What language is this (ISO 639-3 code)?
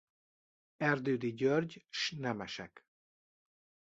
hun